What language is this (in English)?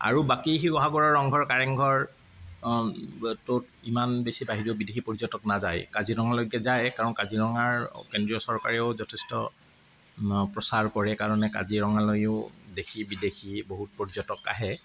Assamese